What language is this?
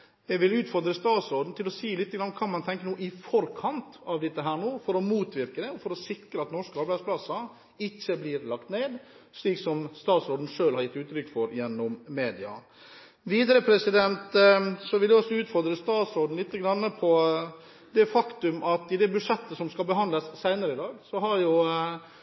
Norwegian Bokmål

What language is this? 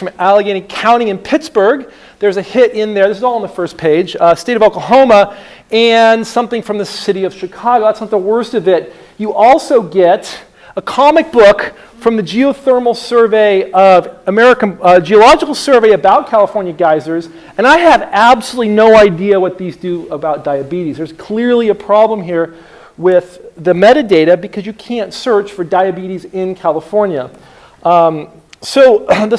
English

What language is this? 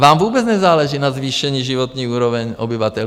Czech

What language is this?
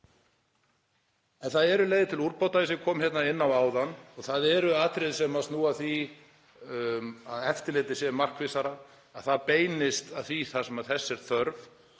Icelandic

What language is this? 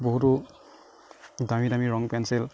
Assamese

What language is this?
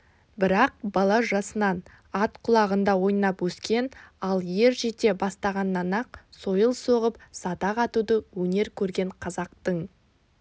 Kazakh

